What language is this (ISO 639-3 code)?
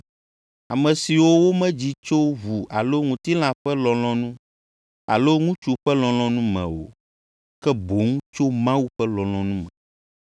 ewe